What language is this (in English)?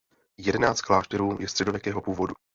Czech